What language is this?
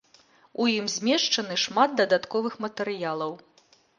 Belarusian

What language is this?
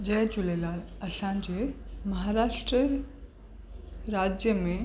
Sindhi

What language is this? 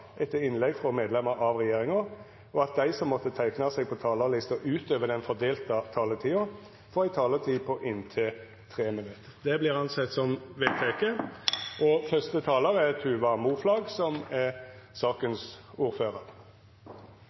Norwegian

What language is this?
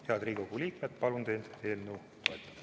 Estonian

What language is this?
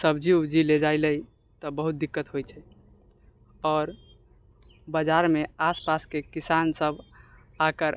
Maithili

